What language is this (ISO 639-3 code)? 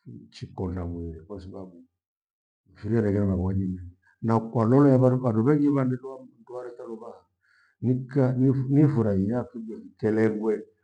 gwe